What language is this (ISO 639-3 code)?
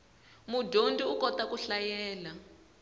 tso